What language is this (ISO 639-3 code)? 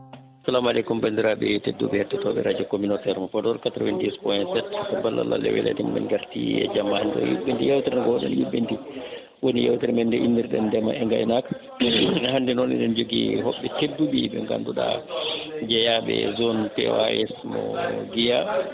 ful